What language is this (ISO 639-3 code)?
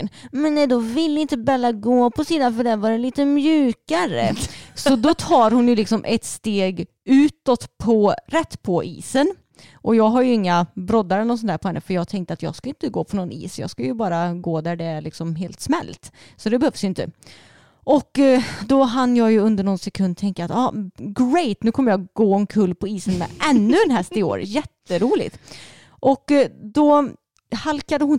swe